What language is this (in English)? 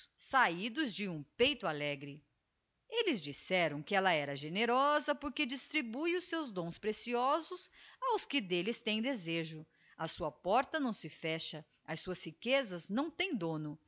Portuguese